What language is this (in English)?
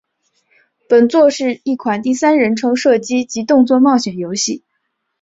Chinese